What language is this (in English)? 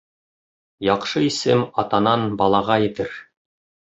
Bashkir